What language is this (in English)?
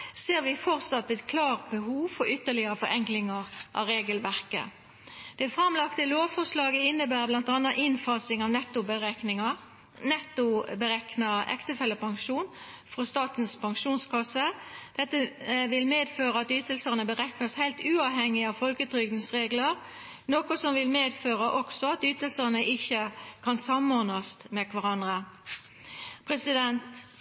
Norwegian Nynorsk